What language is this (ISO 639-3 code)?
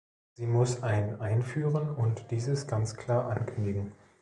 deu